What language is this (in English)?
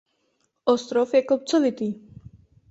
Czech